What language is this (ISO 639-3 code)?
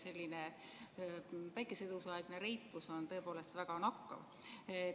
est